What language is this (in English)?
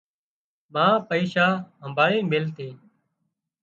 Wadiyara Koli